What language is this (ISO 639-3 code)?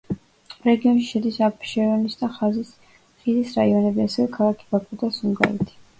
kat